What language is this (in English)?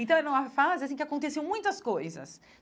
Portuguese